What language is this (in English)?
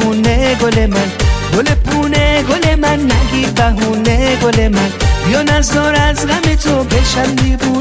Persian